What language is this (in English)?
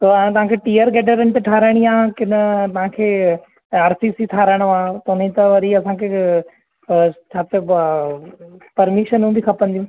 Sindhi